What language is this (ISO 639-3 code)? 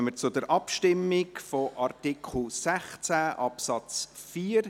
gsw